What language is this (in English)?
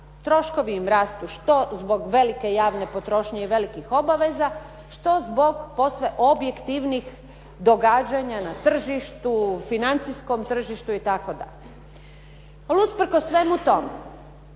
Croatian